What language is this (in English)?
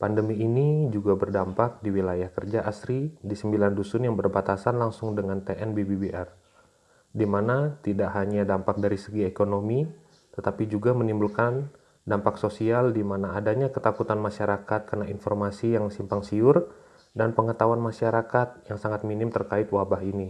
Indonesian